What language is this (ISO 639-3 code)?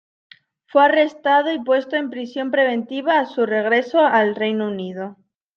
spa